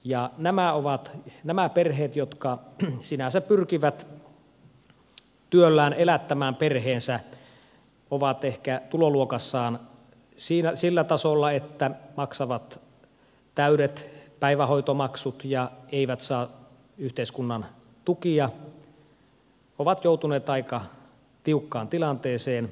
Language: Finnish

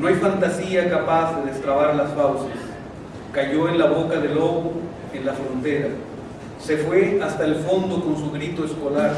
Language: Spanish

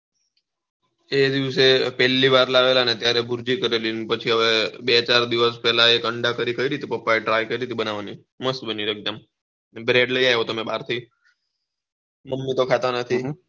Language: Gujarati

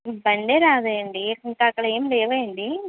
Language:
Telugu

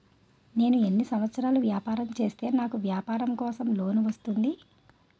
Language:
Telugu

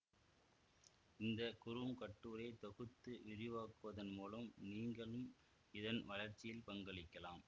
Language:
Tamil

